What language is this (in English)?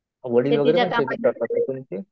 Marathi